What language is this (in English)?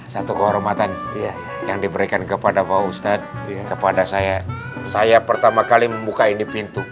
Indonesian